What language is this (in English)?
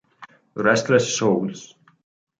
Italian